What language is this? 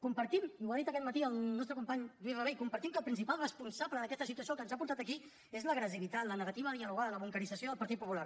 Catalan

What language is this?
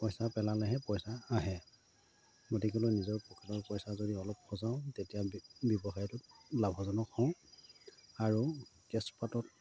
Assamese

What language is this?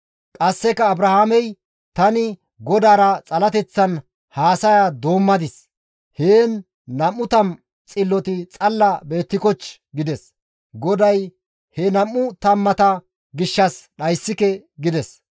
Gamo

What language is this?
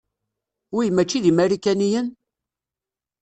Kabyle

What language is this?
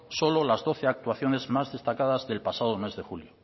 Spanish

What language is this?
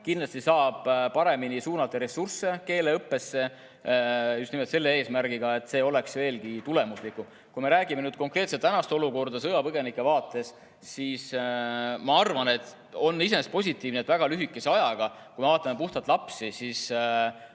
Estonian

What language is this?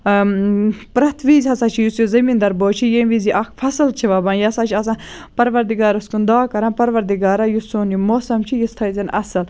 Kashmiri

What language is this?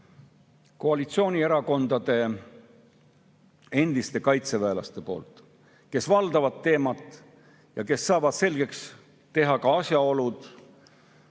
Estonian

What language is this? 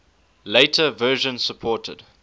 English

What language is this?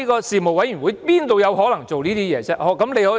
Cantonese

